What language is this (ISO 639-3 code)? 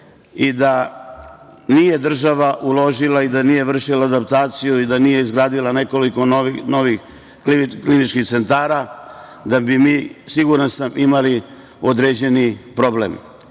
srp